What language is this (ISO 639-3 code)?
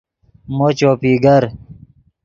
ydg